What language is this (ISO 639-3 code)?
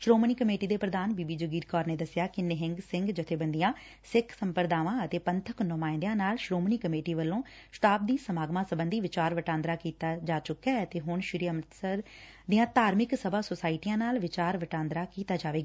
pan